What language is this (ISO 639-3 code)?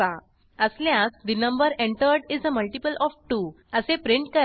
mar